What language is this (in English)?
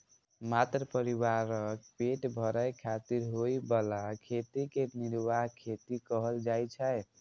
Maithili